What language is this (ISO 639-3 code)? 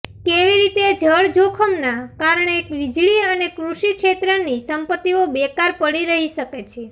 guj